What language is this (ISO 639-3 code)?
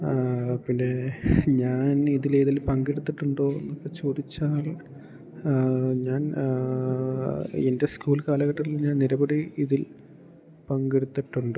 mal